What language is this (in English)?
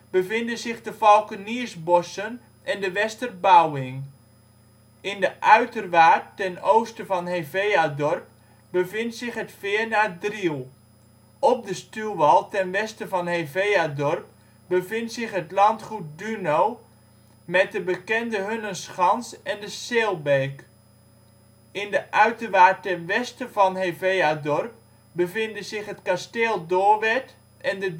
Dutch